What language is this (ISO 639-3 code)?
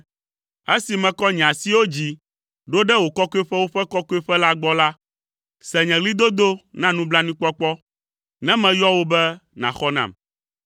ewe